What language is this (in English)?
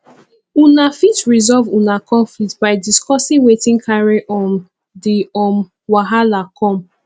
Nigerian Pidgin